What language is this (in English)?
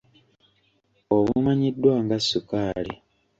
Ganda